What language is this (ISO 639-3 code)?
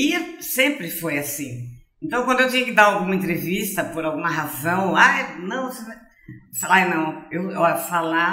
por